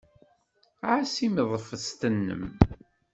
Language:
Kabyle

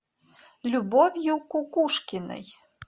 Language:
Russian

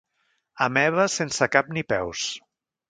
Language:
Catalan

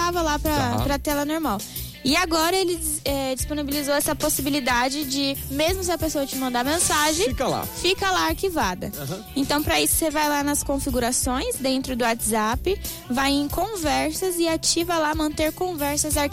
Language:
Portuguese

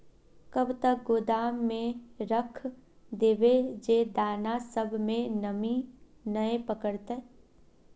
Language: Magahi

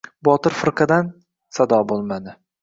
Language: Uzbek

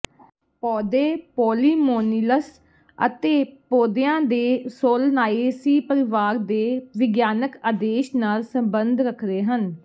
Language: Punjabi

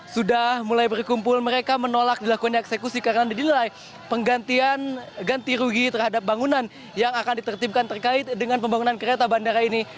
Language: Indonesian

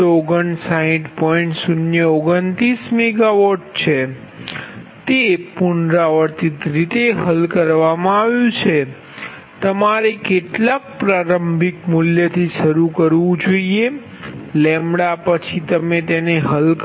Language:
Gujarati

